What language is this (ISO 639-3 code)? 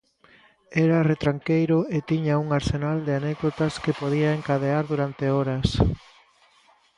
glg